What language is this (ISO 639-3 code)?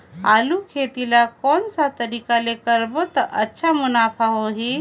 hne